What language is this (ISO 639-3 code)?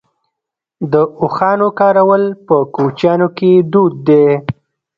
pus